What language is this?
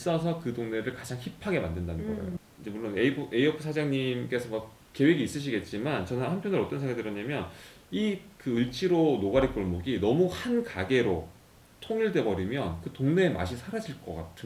Korean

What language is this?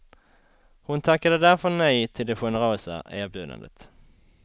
Swedish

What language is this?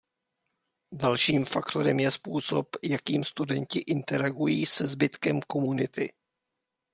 Czech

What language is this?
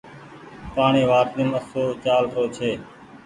Goaria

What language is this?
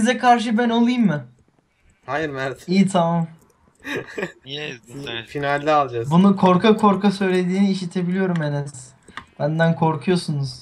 Turkish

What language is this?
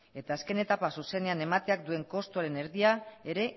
Basque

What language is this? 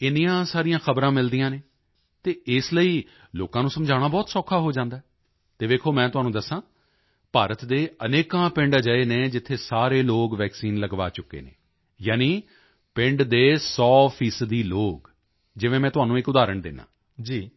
Punjabi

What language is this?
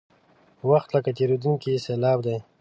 Pashto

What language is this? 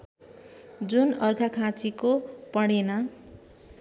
Nepali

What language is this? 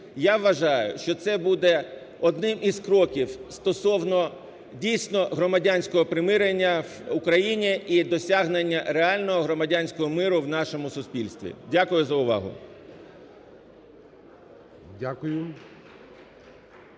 Ukrainian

